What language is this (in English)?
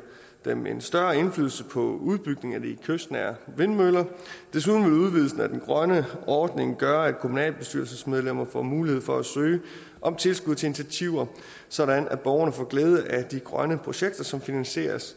Danish